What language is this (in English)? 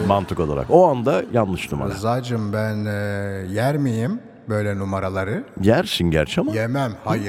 Turkish